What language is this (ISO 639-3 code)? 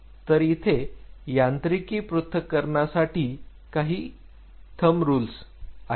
mar